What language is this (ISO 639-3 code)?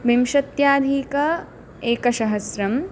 san